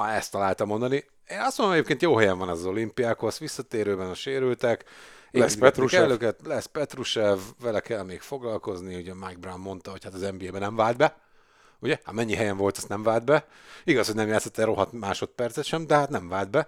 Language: Hungarian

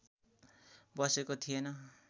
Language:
Nepali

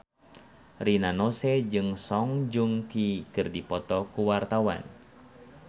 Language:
Sundanese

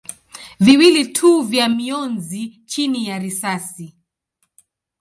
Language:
Swahili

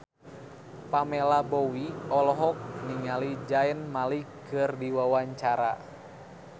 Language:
Sundanese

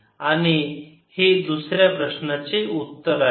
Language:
Marathi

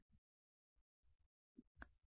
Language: Telugu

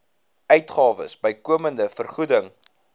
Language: Afrikaans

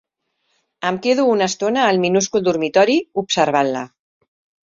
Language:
Catalan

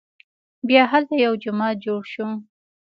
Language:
Pashto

